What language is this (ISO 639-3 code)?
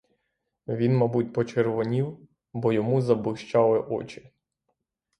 ukr